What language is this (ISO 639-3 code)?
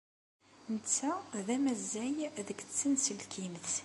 kab